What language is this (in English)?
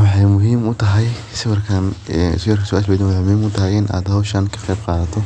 Somali